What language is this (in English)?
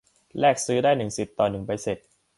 Thai